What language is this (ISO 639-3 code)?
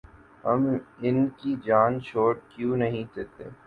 urd